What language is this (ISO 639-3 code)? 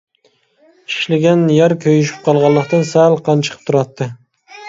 uig